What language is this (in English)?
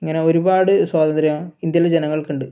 Malayalam